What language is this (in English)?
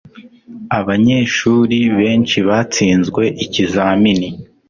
Kinyarwanda